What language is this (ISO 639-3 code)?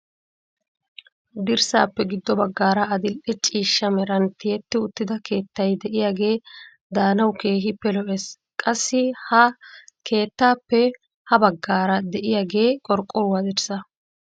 wal